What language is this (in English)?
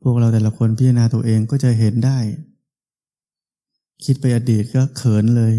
Thai